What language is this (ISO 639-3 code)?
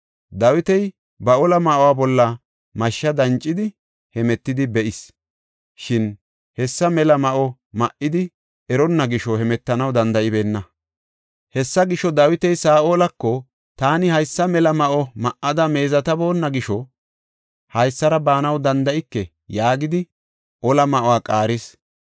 gof